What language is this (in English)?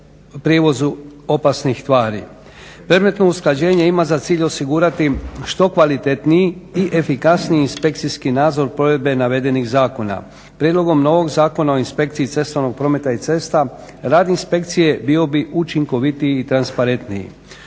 Croatian